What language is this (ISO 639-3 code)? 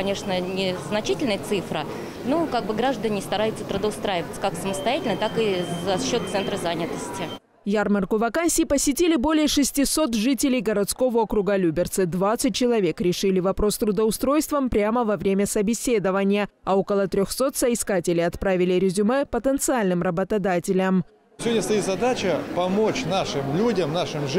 rus